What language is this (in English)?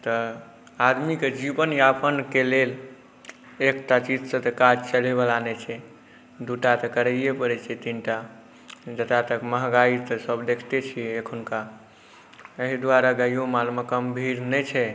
Maithili